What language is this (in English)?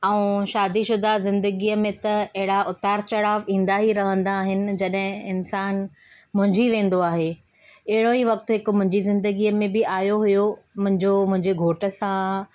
Sindhi